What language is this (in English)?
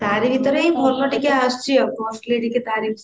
Odia